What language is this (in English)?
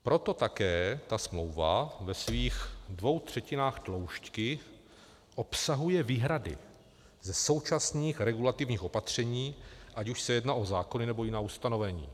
Czech